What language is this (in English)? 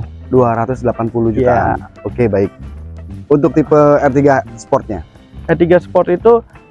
Indonesian